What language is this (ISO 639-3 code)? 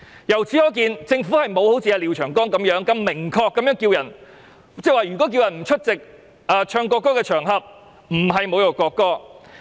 yue